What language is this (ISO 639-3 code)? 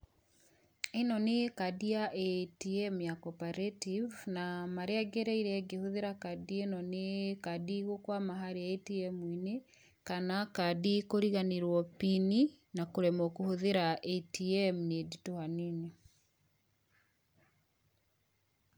kik